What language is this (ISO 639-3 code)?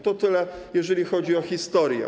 pol